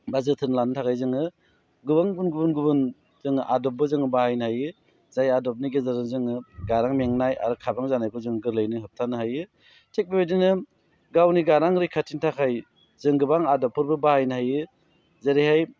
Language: Bodo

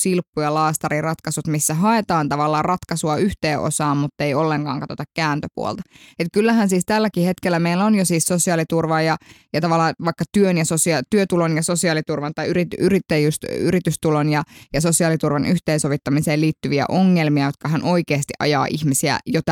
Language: Finnish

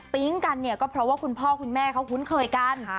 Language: Thai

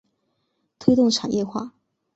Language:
Chinese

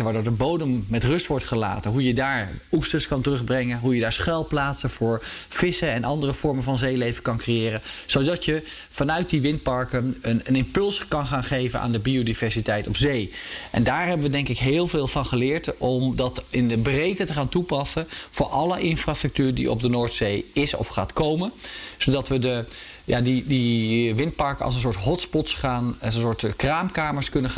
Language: Dutch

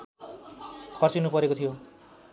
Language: Nepali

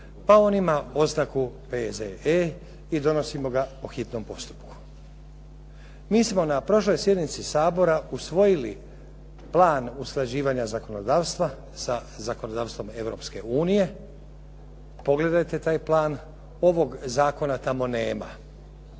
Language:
Croatian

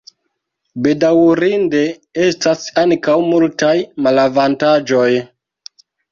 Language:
Esperanto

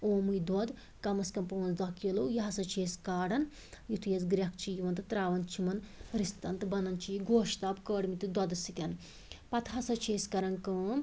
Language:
Kashmiri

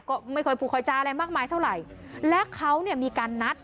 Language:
Thai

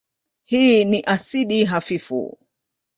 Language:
Swahili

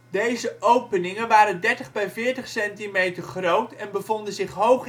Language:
Dutch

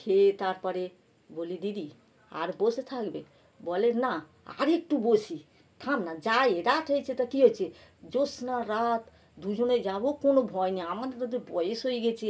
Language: Bangla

